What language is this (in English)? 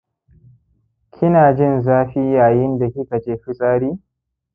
Hausa